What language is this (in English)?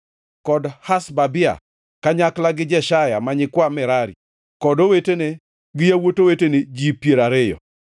Luo (Kenya and Tanzania)